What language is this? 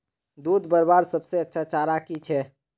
Magahi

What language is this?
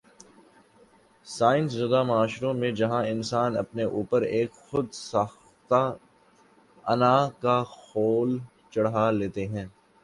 Urdu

